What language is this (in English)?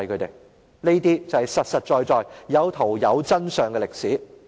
Cantonese